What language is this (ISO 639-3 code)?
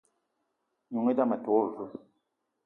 eto